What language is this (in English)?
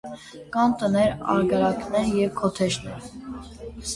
Armenian